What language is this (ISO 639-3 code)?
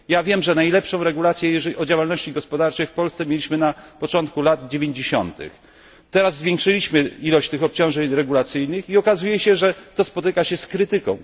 pol